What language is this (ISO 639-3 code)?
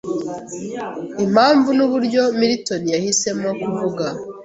kin